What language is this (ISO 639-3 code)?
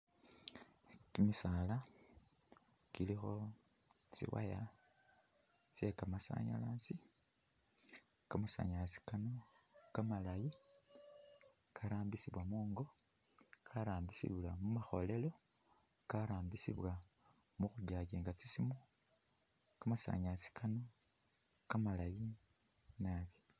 myx